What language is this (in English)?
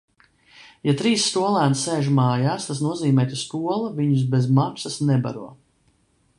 Latvian